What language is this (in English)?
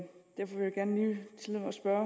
Danish